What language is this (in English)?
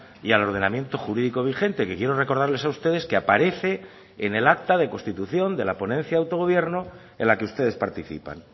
Spanish